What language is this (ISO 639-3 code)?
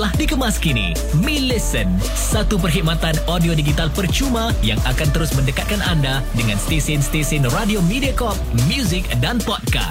msa